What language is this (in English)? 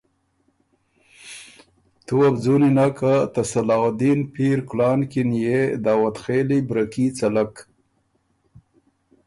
Ormuri